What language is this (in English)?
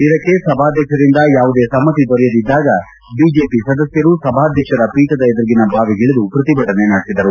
Kannada